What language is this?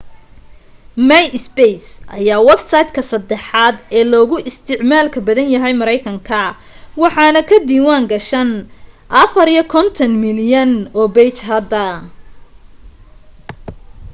Somali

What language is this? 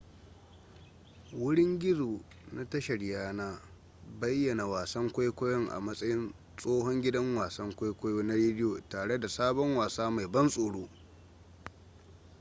Hausa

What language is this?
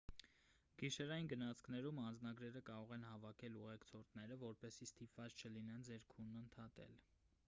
Armenian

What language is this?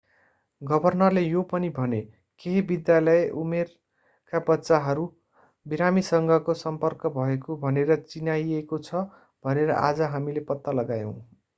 Nepali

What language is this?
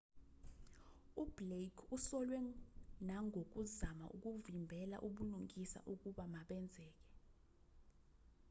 Zulu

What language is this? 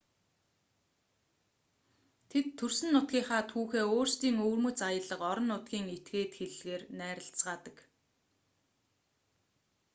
Mongolian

